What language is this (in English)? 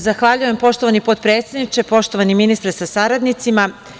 Serbian